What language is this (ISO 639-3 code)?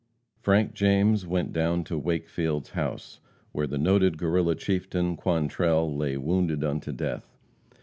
eng